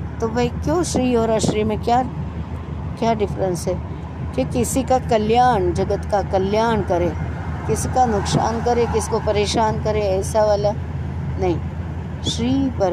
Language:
Hindi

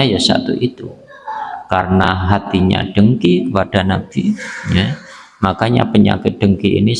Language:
Indonesian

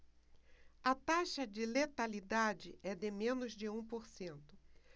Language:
Portuguese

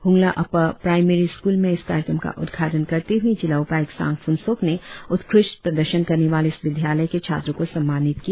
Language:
Hindi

